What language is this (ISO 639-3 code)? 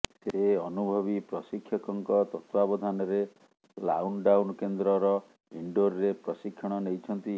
ori